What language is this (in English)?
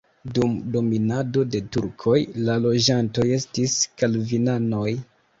Esperanto